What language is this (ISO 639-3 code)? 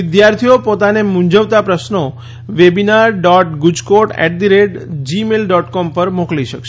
guj